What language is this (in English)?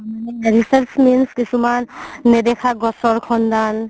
Assamese